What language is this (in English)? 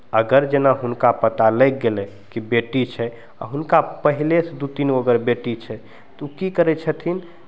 Maithili